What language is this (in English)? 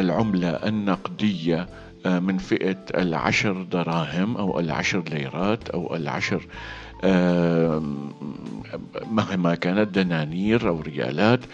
Arabic